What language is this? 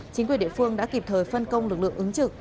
Vietnamese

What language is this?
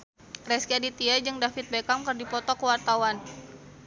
Sundanese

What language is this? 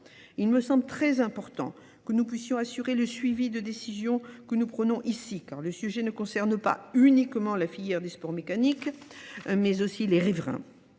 French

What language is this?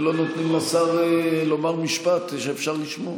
Hebrew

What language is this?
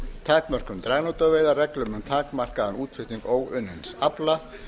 Icelandic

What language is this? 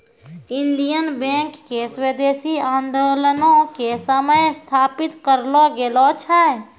Maithili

